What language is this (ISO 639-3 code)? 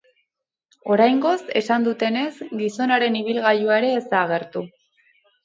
eus